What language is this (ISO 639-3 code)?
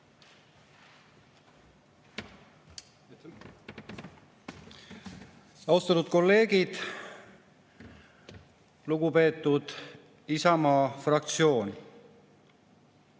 est